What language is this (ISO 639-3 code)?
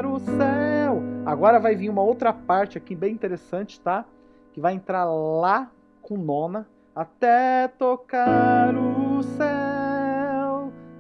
por